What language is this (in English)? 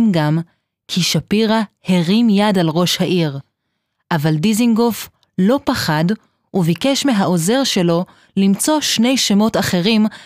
Hebrew